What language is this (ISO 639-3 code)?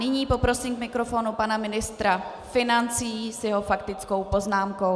ces